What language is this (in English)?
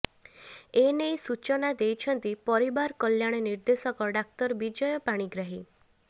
Odia